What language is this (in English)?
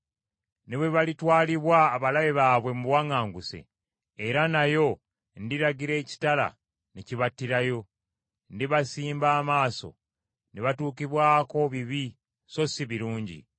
Ganda